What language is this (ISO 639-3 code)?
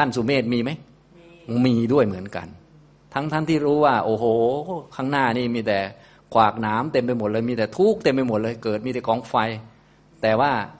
tha